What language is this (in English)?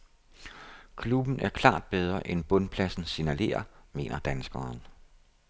Danish